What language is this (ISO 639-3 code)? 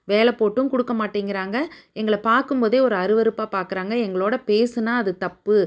tam